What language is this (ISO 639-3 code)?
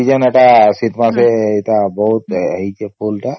ori